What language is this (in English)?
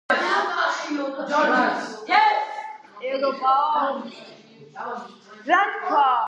Georgian